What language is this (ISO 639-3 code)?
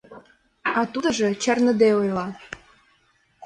chm